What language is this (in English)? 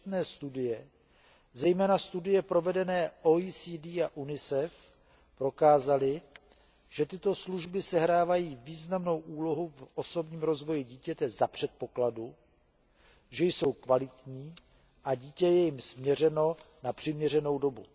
Czech